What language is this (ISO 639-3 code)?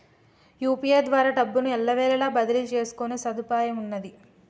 tel